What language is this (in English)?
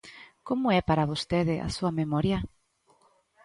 Galician